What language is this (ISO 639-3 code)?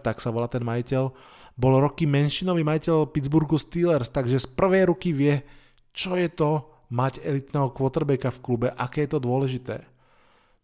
slk